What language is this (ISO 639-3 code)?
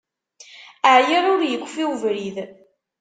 kab